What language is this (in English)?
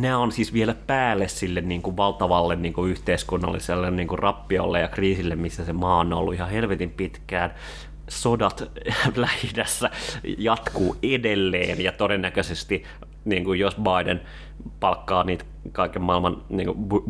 Finnish